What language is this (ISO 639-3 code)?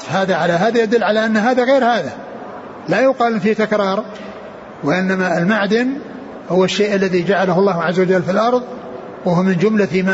ara